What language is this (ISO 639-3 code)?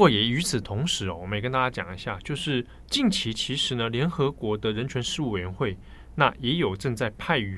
zho